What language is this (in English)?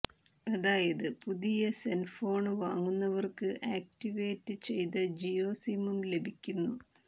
Malayalam